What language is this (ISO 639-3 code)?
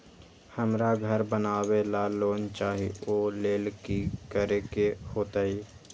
mag